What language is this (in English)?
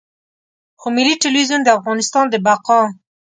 Pashto